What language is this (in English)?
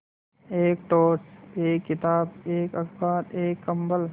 Hindi